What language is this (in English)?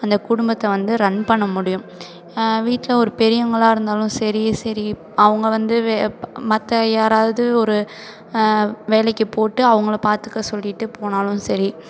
Tamil